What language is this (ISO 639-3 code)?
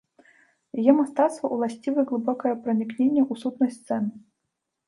bel